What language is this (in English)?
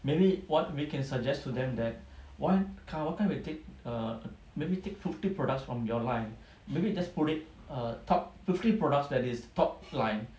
English